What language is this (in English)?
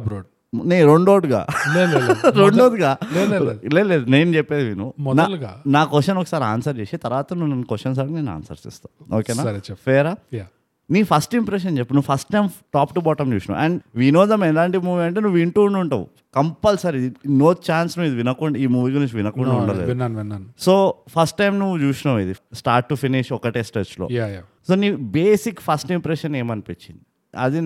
Telugu